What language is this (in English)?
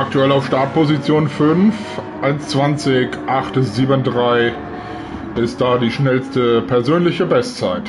German